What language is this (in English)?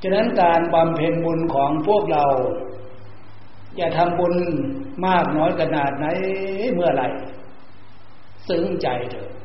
Thai